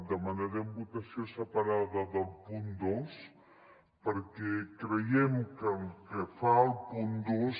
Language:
Catalan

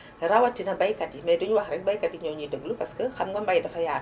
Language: Wolof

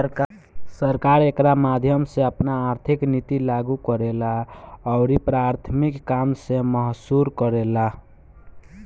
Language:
Bhojpuri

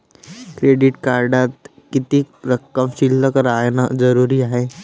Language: Marathi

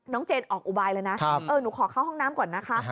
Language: Thai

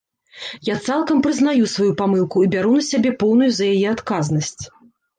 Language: Belarusian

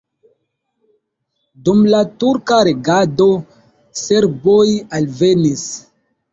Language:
Esperanto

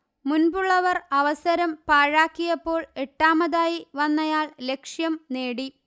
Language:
Malayalam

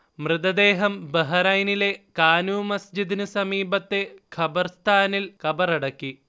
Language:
Malayalam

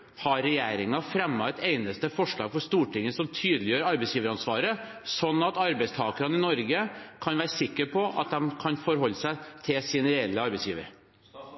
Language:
Norwegian Bokmål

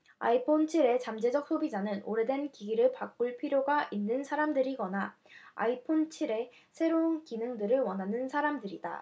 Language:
Korean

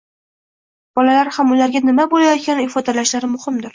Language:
Uzbek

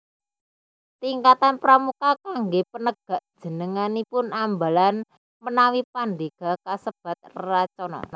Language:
Javanese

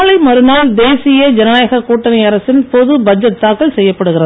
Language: Tamil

